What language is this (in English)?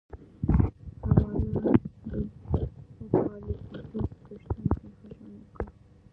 Pashto